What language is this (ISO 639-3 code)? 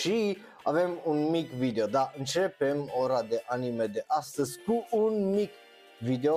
ron